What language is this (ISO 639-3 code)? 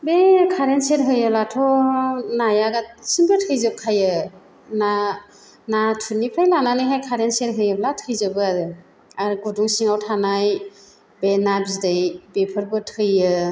brx